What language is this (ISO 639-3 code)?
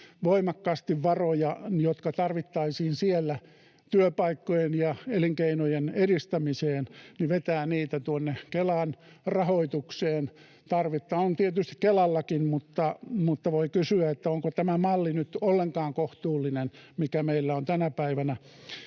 fin